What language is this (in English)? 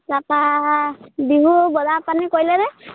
Assamese